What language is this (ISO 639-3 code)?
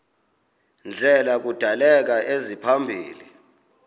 xho